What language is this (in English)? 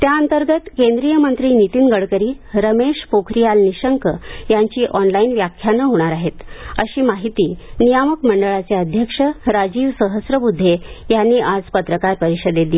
Marathi